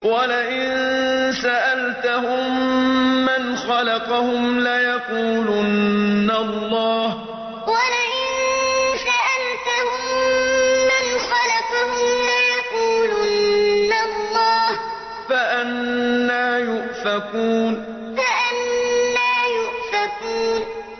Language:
Arabic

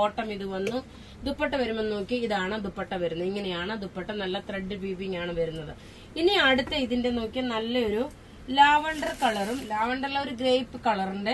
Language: Malayalam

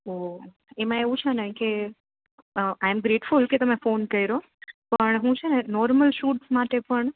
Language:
Gujarati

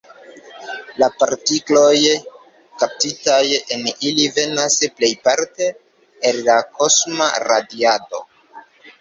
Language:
Esperanto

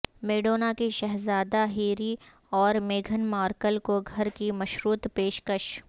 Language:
Urdu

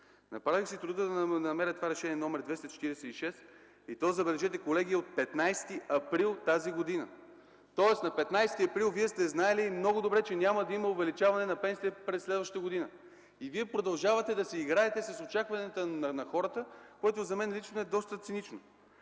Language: Bulgarian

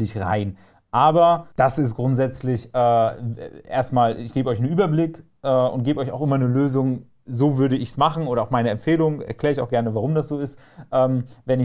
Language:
German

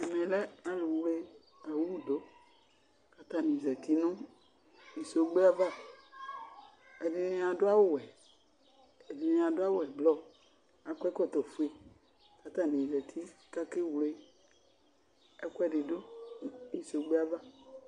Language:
Ikposo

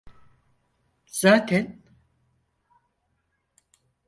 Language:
Turkish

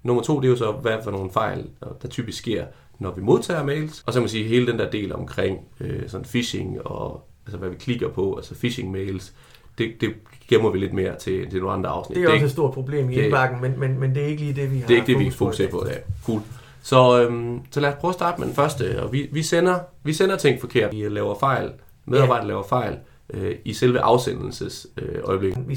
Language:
Danish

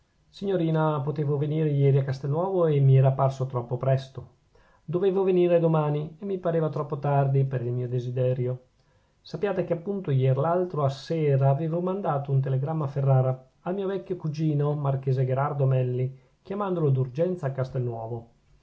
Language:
Italian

